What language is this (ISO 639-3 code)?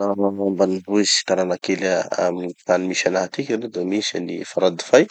txy